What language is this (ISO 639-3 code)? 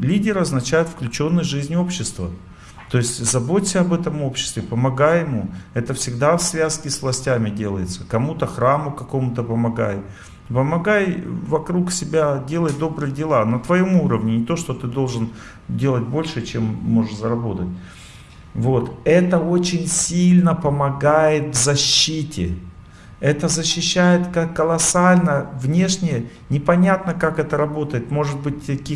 rus